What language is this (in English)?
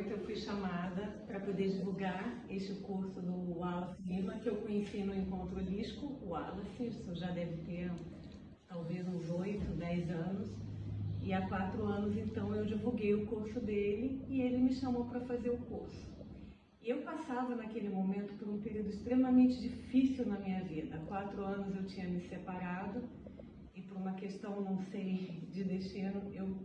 Portuguese